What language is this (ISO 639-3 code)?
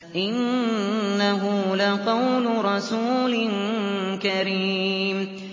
ara